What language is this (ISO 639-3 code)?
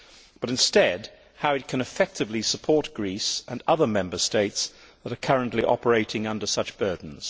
eng